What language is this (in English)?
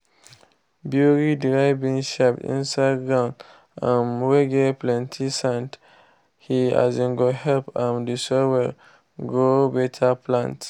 Nigerian Pidgin